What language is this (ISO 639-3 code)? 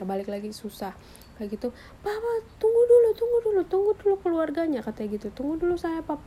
ind